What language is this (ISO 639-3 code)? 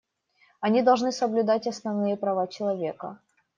rus